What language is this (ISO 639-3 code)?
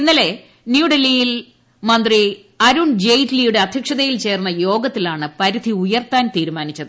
mal